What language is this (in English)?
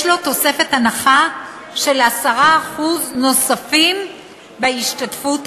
Hebrew